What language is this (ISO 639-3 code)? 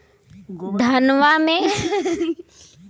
bho